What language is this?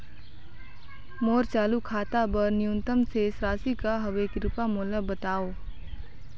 Chhattisgarhi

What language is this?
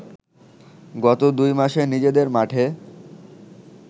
Bangla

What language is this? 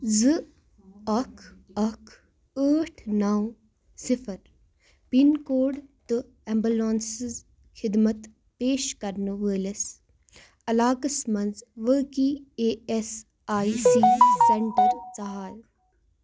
Kashmiri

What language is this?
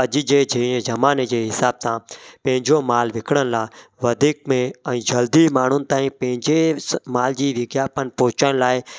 Sindhi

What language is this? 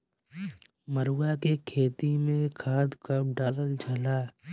Bhojpuri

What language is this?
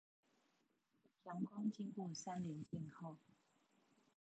Chinese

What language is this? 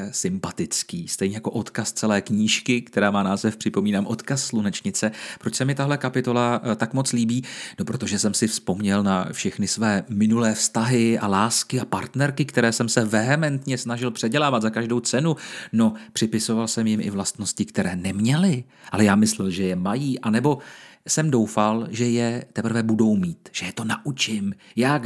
Czech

